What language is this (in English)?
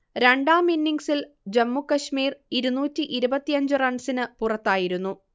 Malayalam